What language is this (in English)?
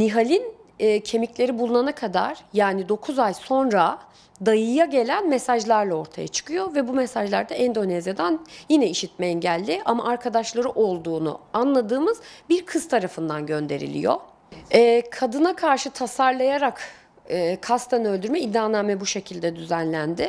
Turkish